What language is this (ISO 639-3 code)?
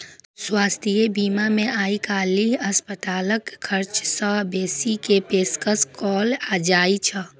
mai